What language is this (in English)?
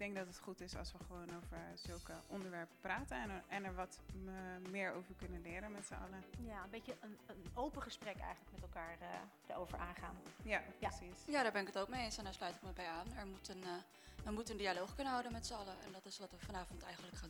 Dutch